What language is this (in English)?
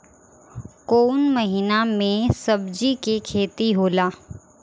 Bhojpuri